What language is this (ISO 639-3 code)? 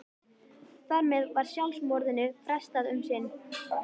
isl